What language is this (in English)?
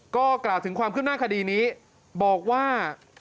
Thai